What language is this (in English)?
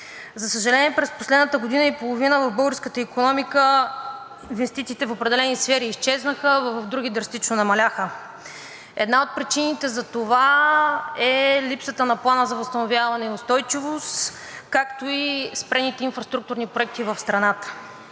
Bulgarian